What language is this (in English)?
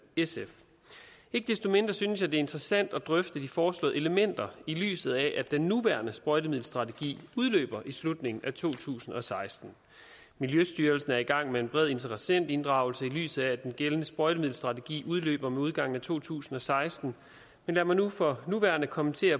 Danish